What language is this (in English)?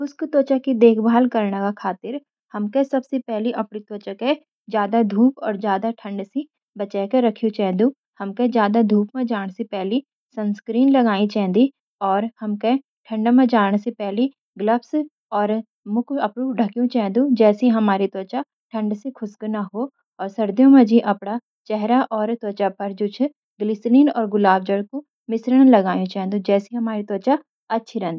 Garhwali